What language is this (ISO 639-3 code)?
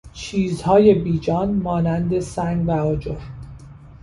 fas